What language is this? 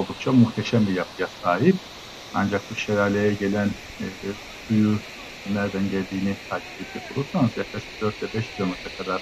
Turkish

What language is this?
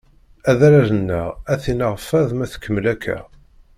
Kabyle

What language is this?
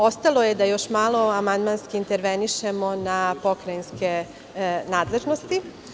Serbian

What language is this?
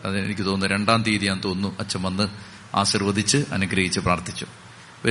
Malayalam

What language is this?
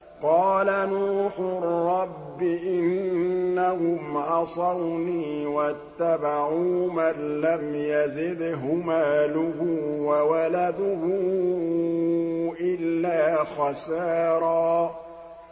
Arabic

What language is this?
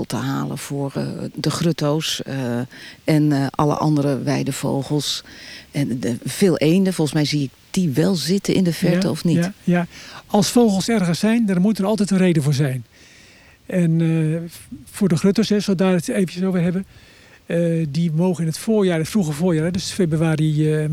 Dutch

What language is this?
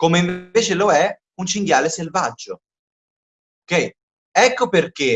Italian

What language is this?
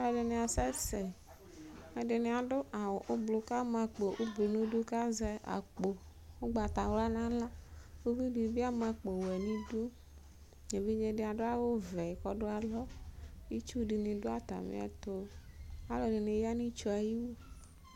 Ikposo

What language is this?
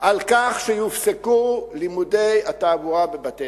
Hebrew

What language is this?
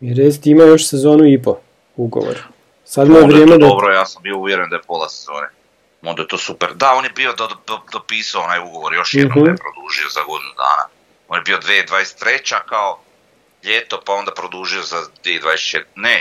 Croatian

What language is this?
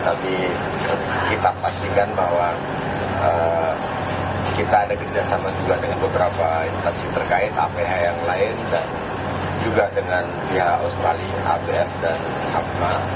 Indonesian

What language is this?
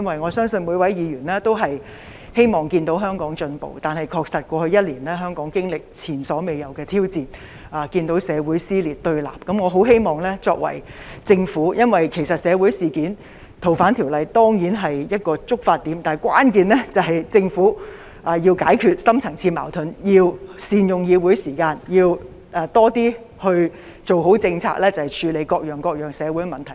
Cantonese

